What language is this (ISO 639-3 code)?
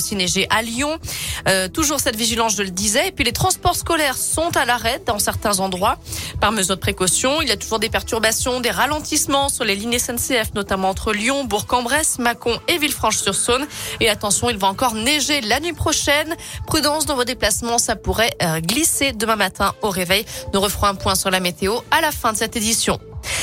fra